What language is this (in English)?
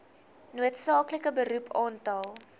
Afrikaans